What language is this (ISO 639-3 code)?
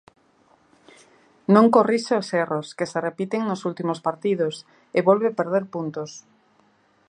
glg